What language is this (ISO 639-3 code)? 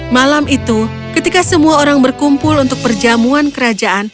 ind